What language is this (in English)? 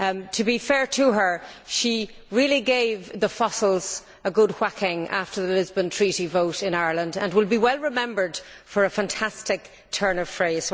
English